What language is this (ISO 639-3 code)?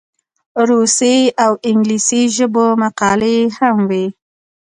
pus